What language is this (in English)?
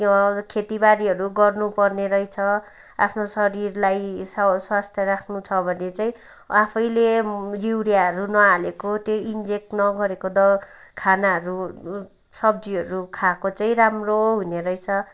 Nepali